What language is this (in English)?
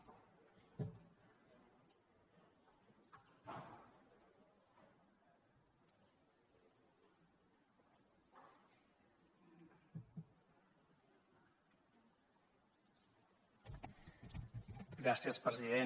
Catalan